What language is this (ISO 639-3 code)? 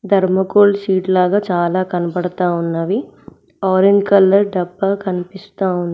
tel